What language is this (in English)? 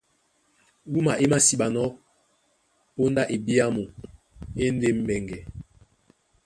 Duala